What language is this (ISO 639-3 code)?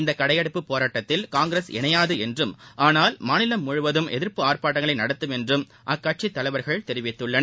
tam